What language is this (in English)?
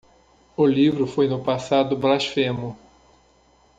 Portuguese